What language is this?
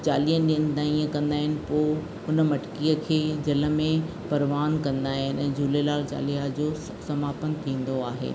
Sindhi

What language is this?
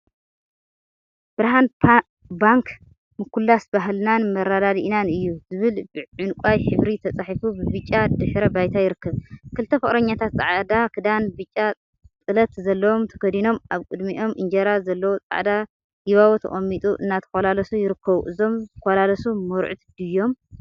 Tigrinya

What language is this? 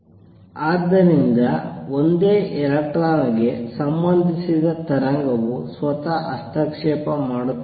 Kannada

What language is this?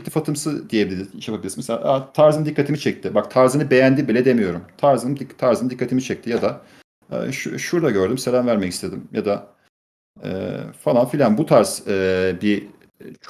Turkish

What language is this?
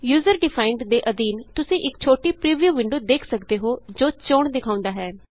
Punjabi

